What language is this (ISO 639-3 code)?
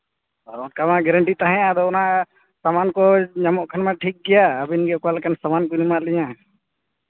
sat